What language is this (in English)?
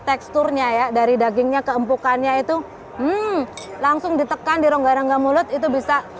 Indonesian